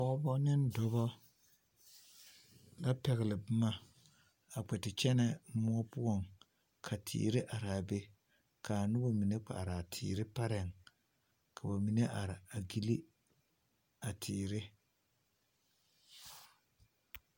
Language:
Southern Dagaare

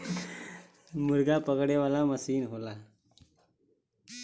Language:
Bhojpuri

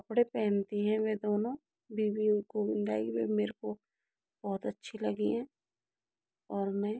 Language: Hindi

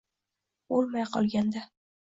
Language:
Uzbek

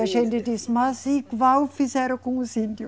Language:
Portuguese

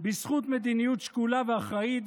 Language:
Hebrew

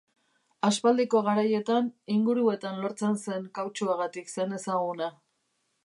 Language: Basque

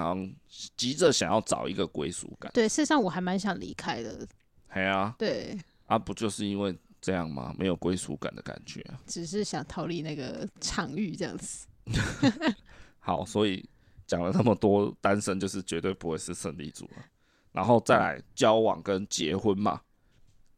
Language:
Chinese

